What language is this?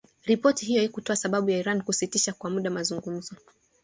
Swahili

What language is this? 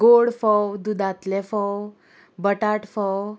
Konkani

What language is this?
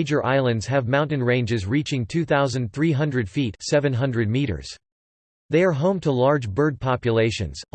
English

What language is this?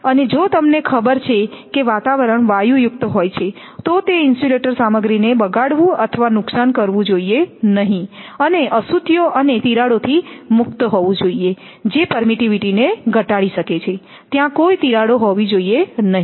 Gujarati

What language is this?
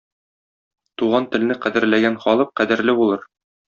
Tatar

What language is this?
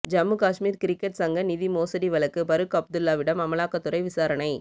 Tamil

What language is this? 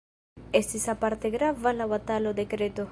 Esperanto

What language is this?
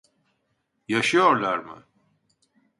Turkish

